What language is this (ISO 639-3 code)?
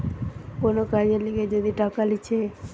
ben